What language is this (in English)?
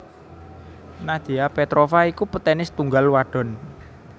Javanese